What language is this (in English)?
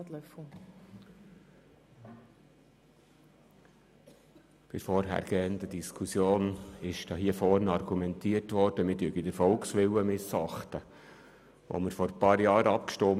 Swiss German